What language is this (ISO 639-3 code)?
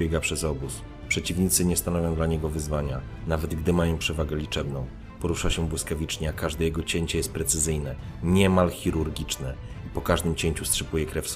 pol